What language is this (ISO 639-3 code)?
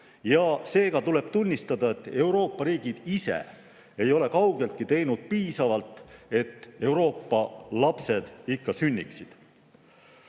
est